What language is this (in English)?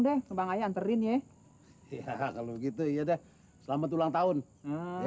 Indonesian